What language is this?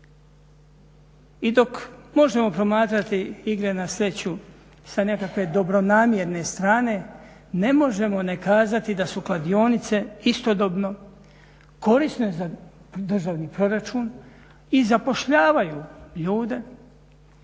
Croatian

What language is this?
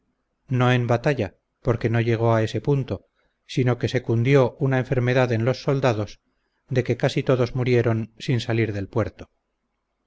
Spanish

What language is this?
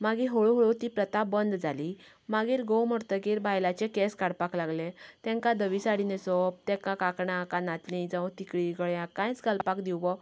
Konkani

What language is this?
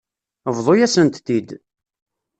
Kabyle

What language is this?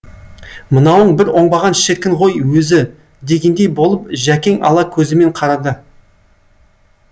Kazakh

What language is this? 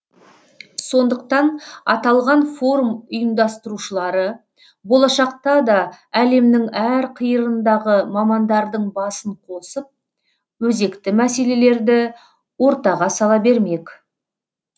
Kazakh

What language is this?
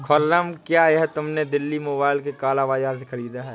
Hindi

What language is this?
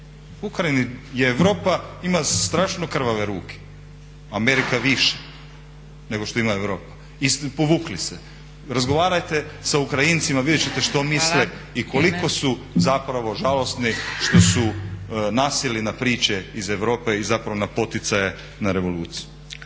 Croatian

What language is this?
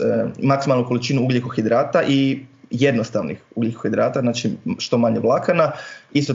Croatian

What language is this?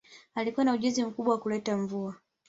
Swahili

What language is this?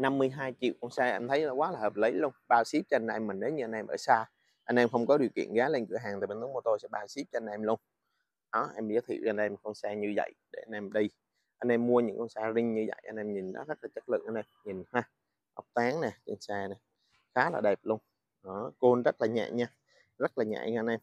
Vietnamese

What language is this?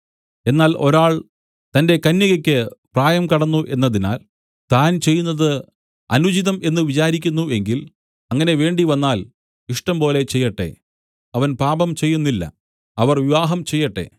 Malayalam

